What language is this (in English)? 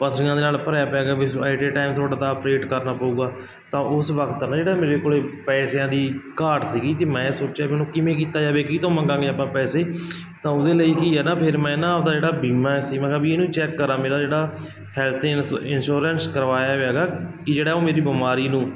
Punjabi